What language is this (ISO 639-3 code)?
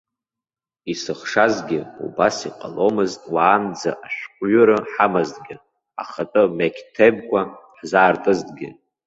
abk